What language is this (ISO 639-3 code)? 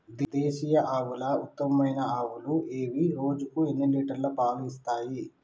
tel